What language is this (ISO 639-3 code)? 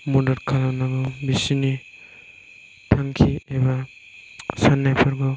brx